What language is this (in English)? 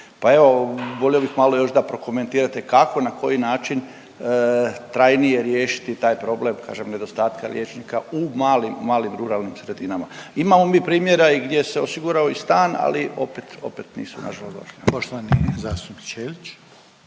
Croatian